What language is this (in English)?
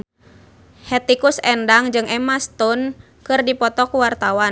Sundanese